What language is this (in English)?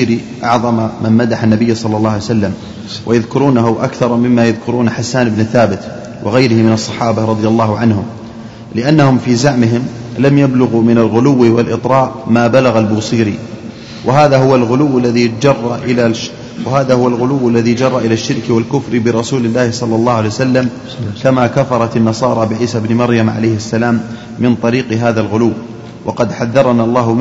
Arabic